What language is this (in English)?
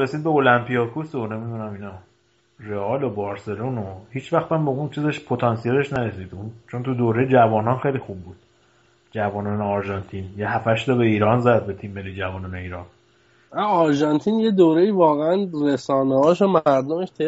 Persian